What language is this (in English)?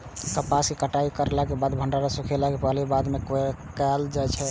Maithili